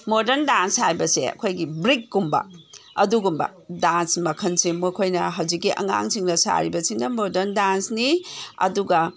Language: Manipuri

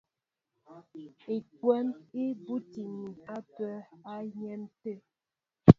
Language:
Mbo (Cameroon)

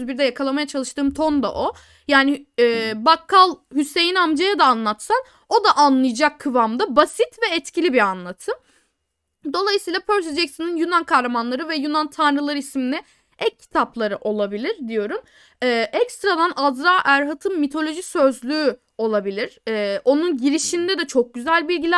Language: Turkish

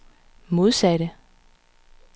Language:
Danish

